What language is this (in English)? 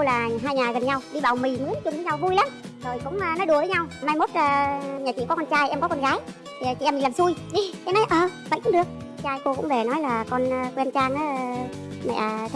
Vietnamese